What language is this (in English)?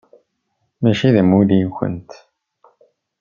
Kabyle